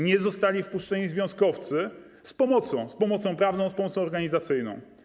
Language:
Polish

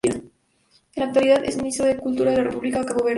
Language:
Spanish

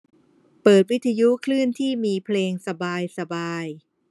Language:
Thai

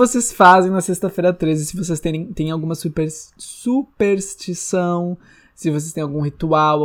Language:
Portuguese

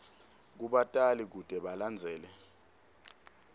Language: Swati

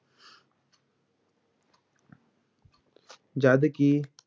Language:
Punjabi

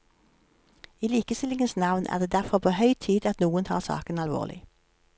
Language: Norwegian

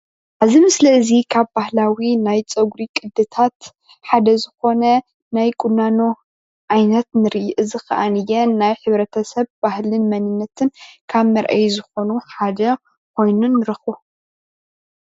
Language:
Tigrinya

